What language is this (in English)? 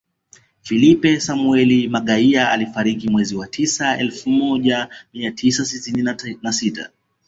Swahili